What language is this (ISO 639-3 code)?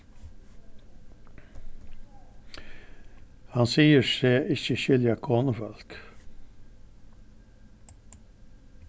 fao